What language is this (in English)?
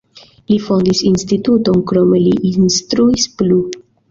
Esperanto